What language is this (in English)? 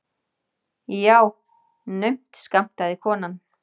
Icelandic